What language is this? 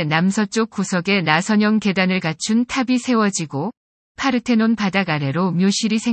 Korean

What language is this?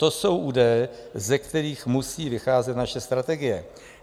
Czech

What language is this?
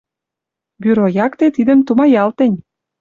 Western Mari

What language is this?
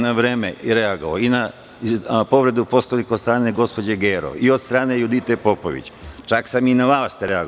Serbian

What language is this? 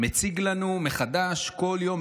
Hebrew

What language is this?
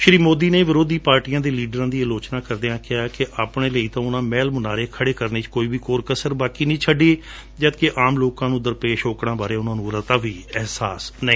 Punjabi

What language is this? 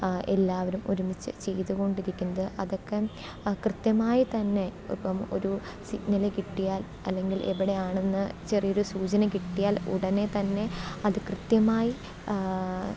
Malayalam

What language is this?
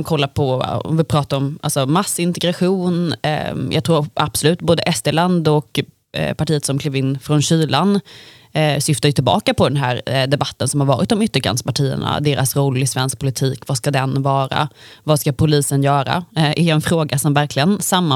Swedish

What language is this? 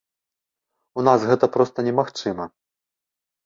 Belarusian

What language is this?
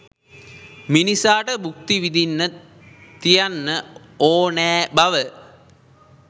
Sinhala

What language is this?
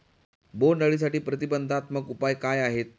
Marathi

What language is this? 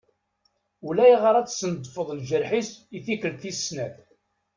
Kabyle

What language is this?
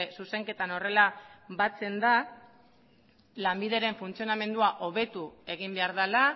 Basque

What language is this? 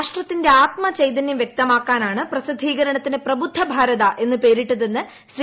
Malayalam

